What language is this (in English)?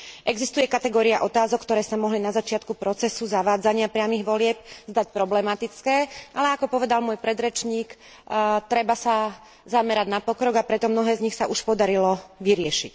Slovak